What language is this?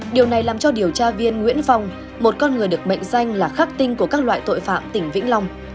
Vietnamese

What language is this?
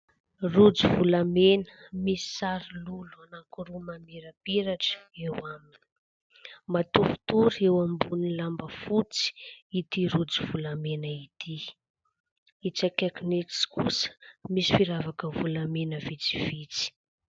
Malagasy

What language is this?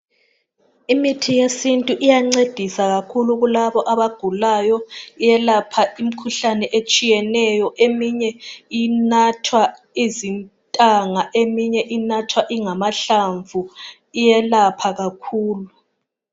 North Ndebele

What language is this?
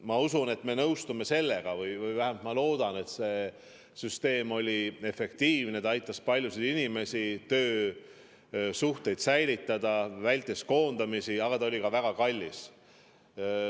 Estonian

